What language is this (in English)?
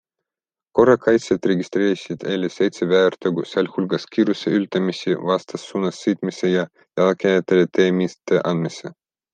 Estonian